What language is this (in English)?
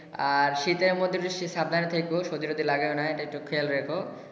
Bangla